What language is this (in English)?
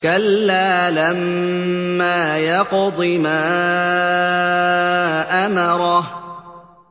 Arabic